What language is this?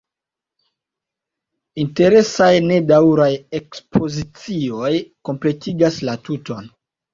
Esperanto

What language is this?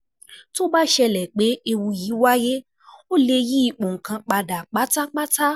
Yoruba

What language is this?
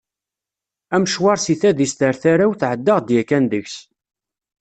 Kabyle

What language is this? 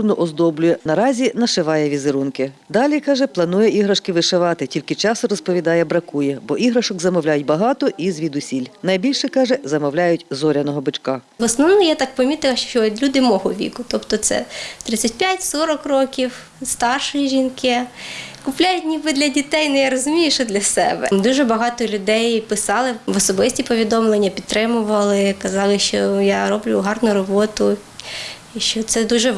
Ukrainian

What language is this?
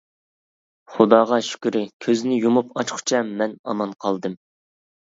Uyghur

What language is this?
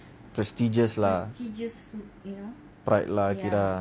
English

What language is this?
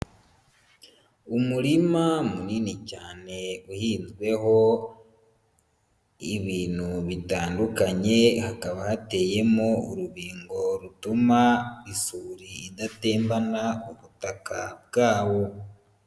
Kinyarwanda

